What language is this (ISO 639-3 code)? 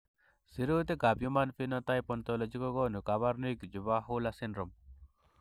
kln